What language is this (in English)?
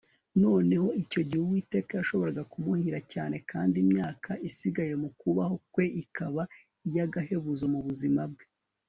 Kinyarwanda